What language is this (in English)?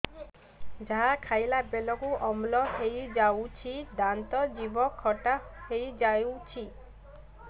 Odia